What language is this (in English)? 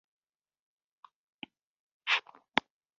Esperanto